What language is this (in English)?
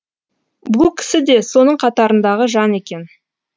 Kazakh